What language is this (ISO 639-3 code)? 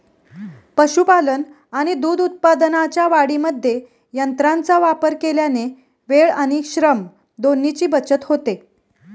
mar